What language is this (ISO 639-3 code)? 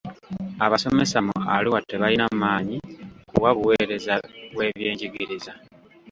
lug